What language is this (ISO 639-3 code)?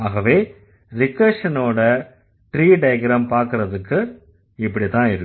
tam